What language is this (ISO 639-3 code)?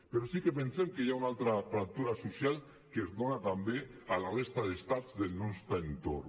cat